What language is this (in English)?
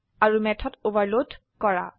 Assamese